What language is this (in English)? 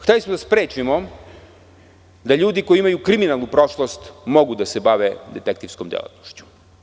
Serbian